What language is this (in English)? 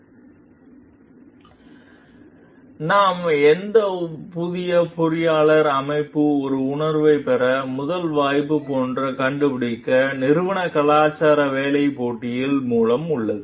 Tamil